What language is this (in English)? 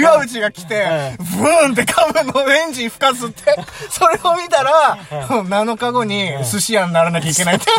Japanese